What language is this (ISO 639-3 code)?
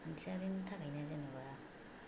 brx